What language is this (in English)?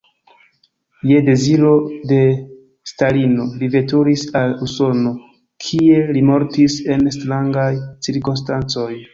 Esperanto